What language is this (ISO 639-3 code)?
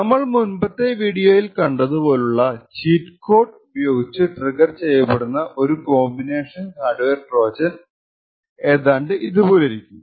mal